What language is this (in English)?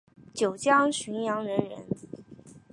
Chinese